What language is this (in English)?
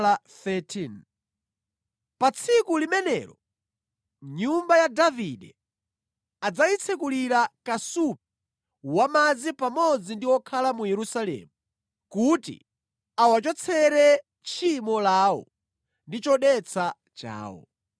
Nyanja